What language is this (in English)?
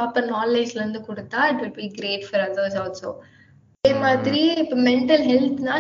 Tamil